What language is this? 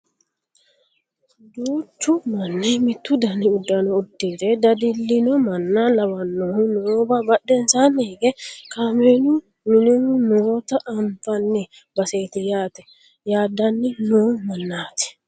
Sidamo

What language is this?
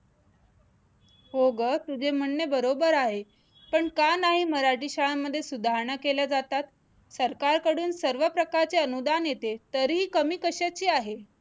Marathi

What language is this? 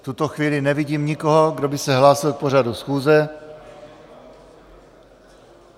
Czech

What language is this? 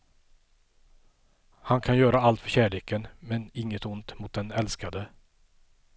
Swedish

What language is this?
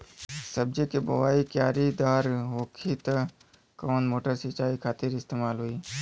Bhojpuri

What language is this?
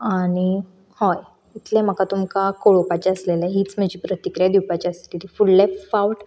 Konkani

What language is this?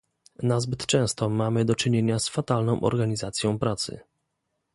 Polish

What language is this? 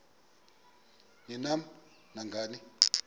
Xhosa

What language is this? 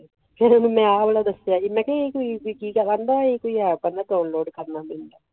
Punjabi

